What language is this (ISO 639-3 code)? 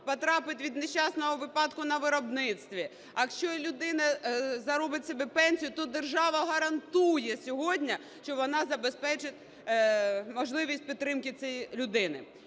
ukr